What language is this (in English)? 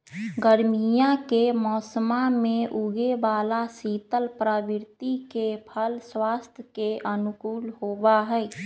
Magahi